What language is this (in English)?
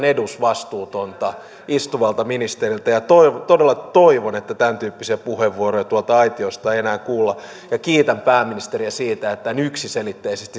Finnish